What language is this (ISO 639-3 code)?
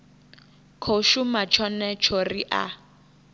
ven